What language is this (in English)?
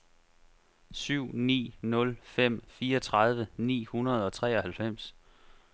Danish